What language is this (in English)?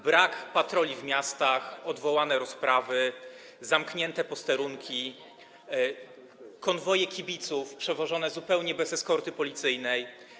Polish